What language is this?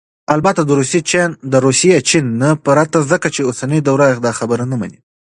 Pashto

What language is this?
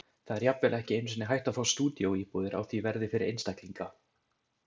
Icelandic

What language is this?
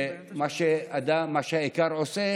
Hebrew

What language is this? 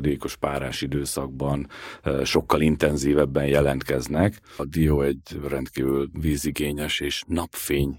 Hungarian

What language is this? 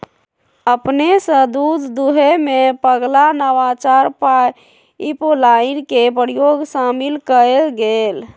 Magahi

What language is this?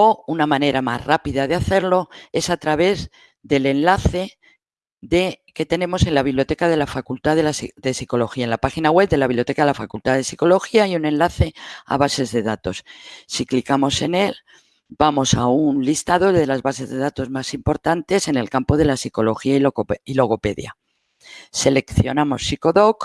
Spanish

